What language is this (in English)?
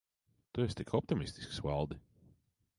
Latvian